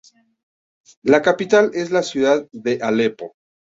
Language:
Spanish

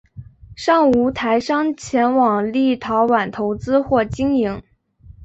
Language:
Chinese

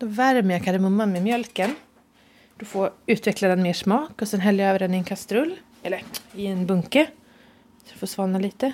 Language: Swedish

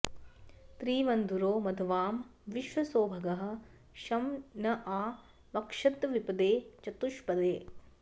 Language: Sanskrit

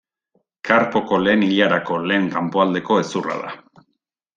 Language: Basque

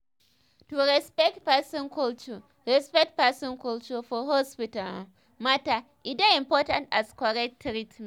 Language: Nigerian Pidgin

